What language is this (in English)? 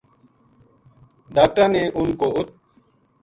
Gujari